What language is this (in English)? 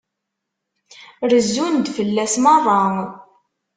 Kabyle